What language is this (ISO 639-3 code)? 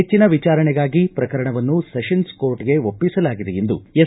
kan